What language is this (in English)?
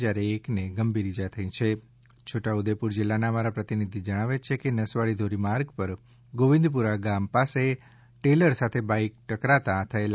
Gujarati